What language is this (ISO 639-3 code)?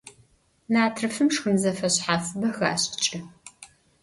ady